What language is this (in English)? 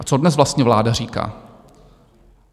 Czech